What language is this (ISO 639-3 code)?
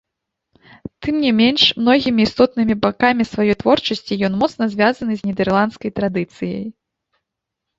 bel